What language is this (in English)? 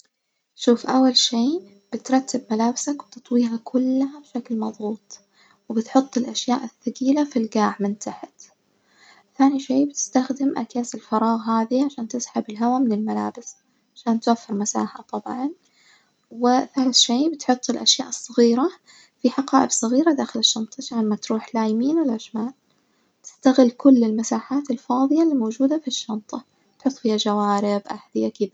Najdi Arabic